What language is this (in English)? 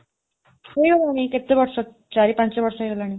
Odia